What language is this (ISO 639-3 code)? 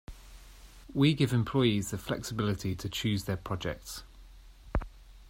eng